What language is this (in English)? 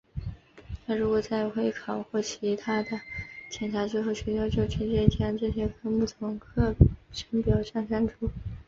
Chinese